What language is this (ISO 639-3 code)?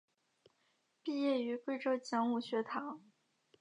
zho